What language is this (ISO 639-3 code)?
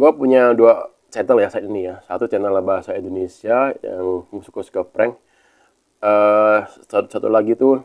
ind